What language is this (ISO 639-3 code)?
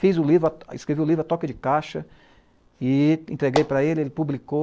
por